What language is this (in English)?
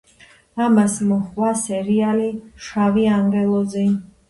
Georgian